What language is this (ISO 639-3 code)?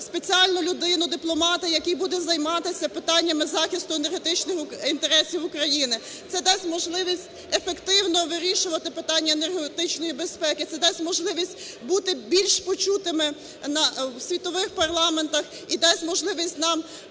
ukr